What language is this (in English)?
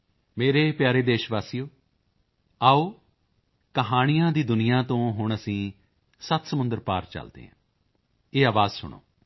Punjabi